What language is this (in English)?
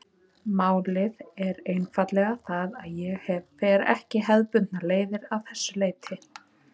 Icelandic